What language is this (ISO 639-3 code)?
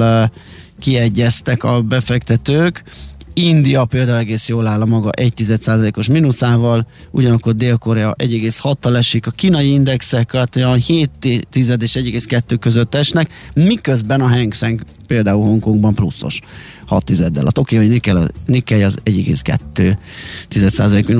hun